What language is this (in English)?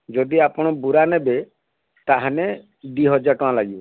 Odia